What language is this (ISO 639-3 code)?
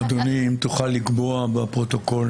heb